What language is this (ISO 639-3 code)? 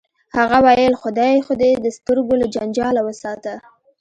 pus